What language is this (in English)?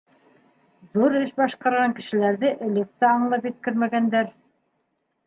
Bashkir